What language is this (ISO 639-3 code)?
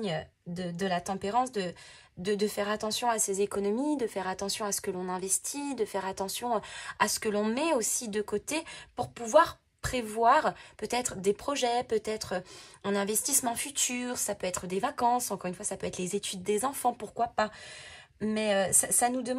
fra